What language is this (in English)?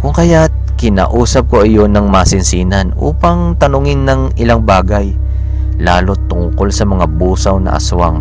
Filipino